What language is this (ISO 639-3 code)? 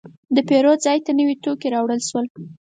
pus